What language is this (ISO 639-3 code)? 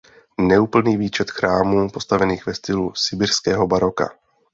ces